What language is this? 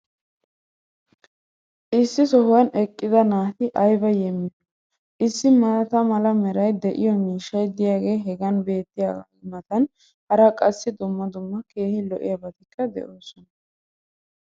Wolaytta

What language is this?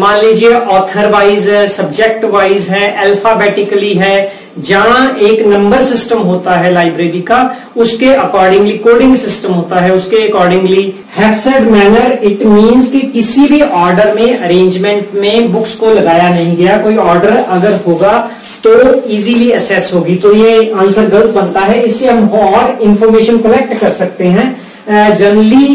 Hindi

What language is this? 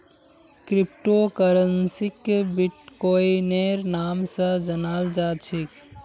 Magahi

